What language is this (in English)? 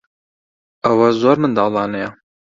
Central Kurdish